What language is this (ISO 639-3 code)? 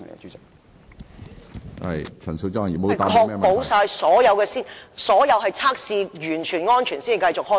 yue